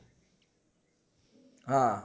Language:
Gujarati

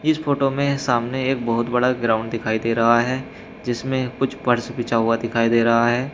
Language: Hindi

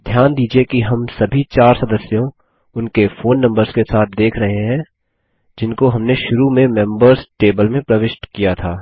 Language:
Hindi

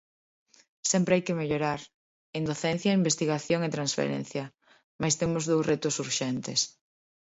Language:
Galician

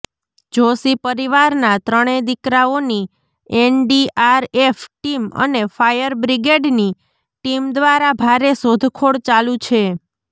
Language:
Gujarati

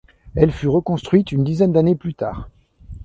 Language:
French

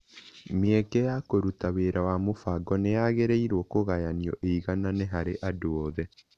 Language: Kikuyu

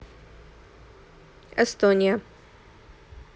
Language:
Russian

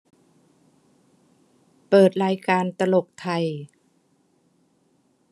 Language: Thai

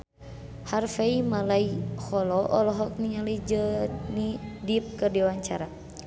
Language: Sundanese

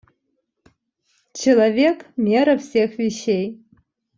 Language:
Russian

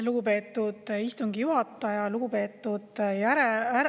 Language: Estonian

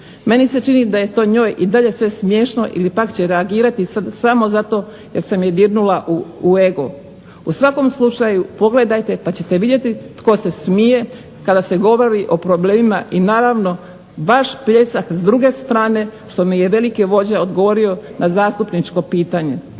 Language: Croatian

